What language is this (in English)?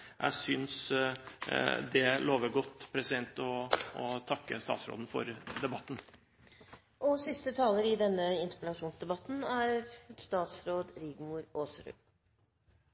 Norwegian Bokmål